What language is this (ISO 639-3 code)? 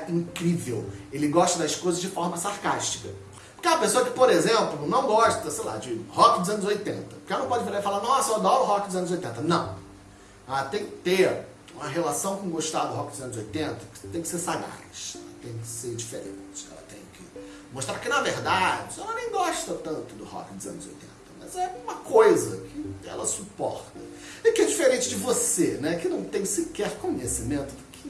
por